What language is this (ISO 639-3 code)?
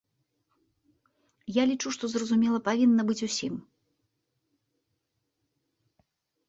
bel